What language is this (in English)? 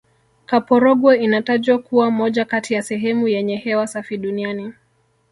Swahili